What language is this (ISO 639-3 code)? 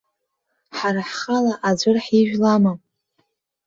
abk